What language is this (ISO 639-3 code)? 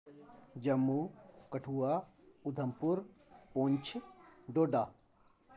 doi